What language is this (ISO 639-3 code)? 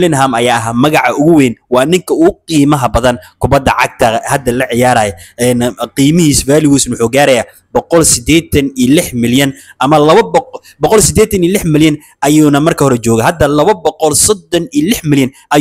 ara